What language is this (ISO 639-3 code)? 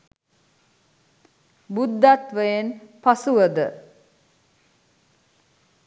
sin